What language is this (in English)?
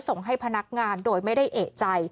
Thai